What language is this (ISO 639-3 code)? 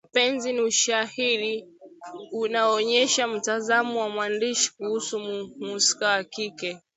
swa